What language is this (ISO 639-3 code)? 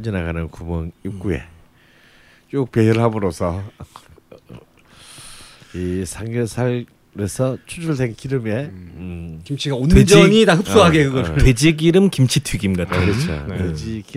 kor